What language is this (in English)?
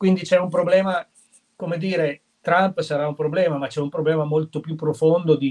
Italian